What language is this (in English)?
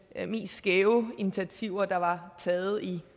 Danish